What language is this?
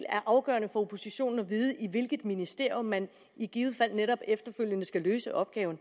Danish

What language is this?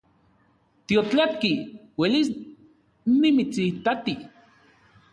Central Puebla Nahuatl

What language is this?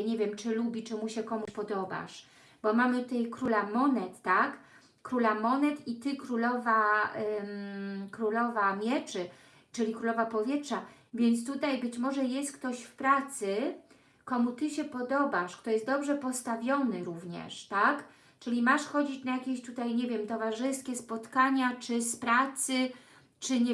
Polish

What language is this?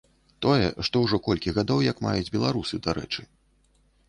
Belarusian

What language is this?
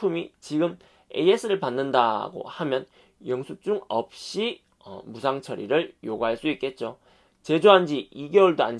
Korean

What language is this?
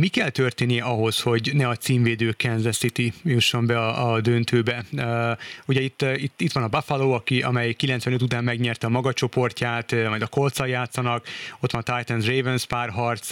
Hungarian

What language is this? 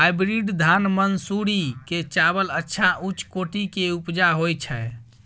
Maithili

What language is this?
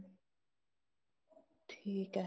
Punjabi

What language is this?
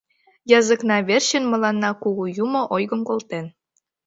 Mari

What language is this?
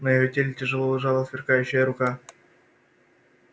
Russian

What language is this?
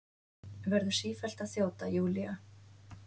Icelandic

